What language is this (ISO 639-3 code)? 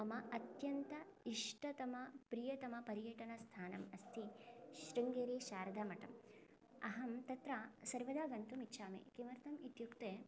san